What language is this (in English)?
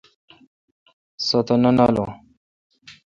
Kalkoti